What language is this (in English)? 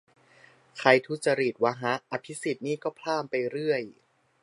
Thai